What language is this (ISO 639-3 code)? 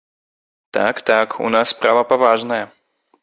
bel